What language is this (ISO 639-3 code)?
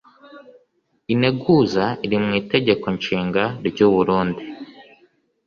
kin